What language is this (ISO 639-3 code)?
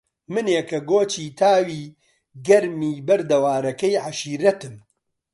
ckb